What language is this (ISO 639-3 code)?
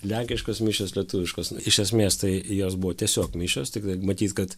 lit